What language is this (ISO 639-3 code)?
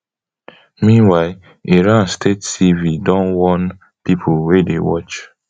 pcm